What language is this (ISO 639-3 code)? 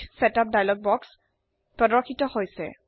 asm